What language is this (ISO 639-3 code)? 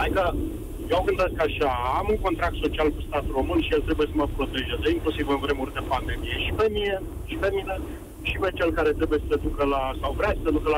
ron